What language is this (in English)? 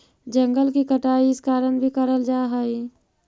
Magahi